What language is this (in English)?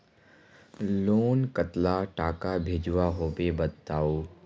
Magahi